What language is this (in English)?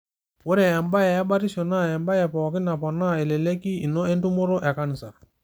Masai